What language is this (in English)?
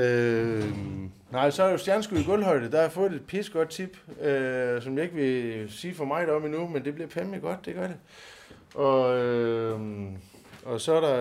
Danish